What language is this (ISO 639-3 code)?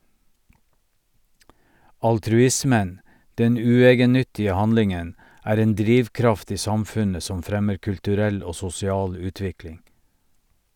nor